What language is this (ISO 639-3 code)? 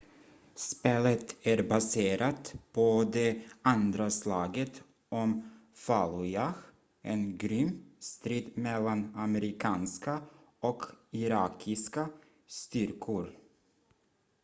swe